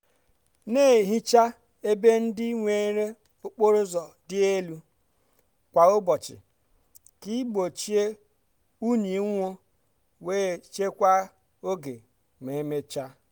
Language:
Igbo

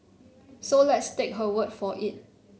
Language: English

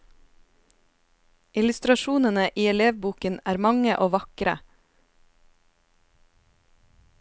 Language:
Norwegian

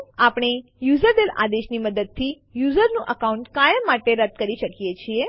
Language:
Gujarati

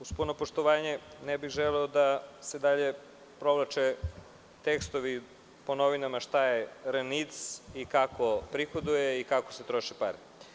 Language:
Serbian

